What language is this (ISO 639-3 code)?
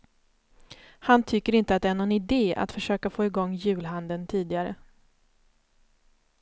swe